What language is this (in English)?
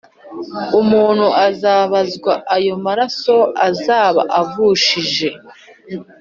Kinyarwanda